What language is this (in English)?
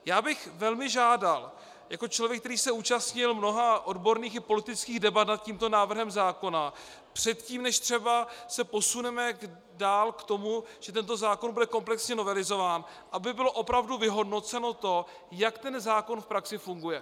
Czech